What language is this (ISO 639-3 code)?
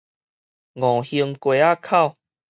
nan